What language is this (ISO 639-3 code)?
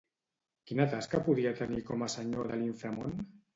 cat